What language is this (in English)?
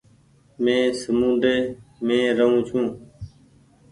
Goaria